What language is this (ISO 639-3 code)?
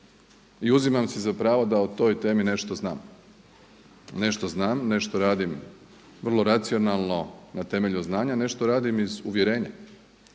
hrv